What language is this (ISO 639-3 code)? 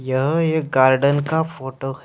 hin